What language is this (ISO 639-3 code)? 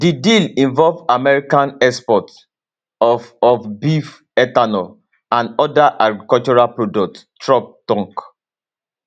pcm